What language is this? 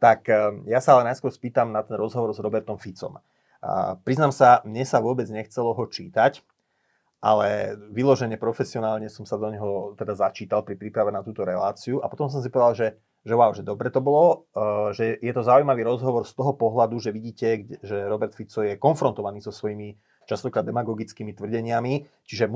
Slovak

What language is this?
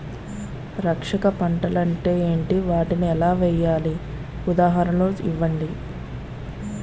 Telugu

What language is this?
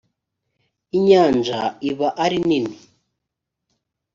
Kinyarwanda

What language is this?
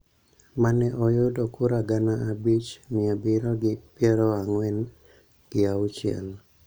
Luo (Kenya and Tanzania)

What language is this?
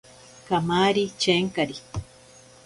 Ashéninka Perené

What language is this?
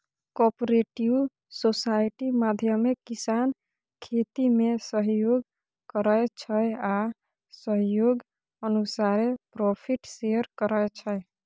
Maithili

